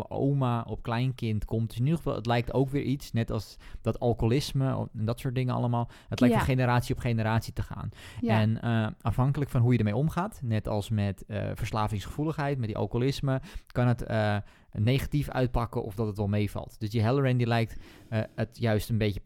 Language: Dutch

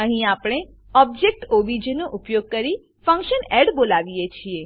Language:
Gujarati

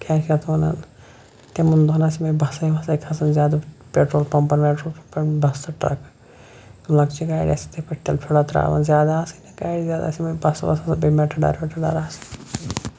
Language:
Kashmiri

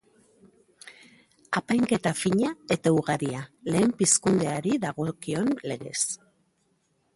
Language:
Basque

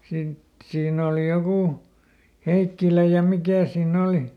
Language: Finnish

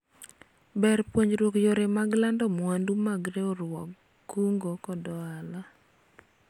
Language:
Luo (Kenya and Tanzania)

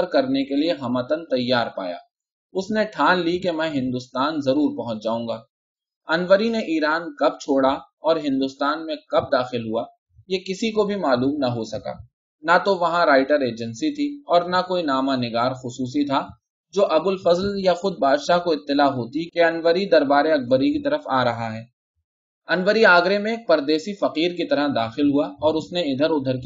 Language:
Urdu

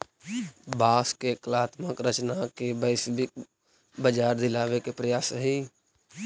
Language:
Magahi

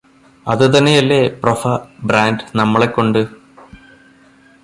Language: Malayalam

